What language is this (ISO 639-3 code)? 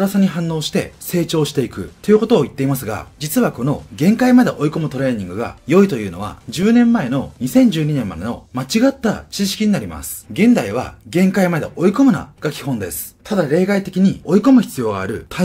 jpn